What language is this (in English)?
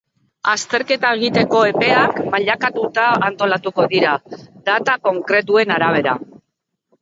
Basque